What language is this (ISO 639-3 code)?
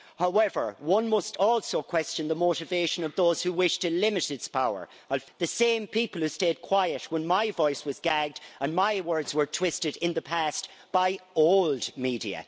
eng